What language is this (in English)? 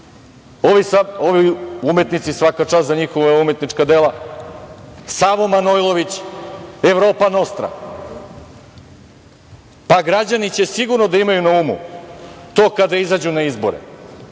Serbian